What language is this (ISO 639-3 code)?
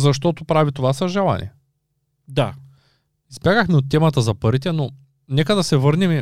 bul